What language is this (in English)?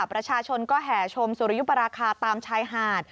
Thai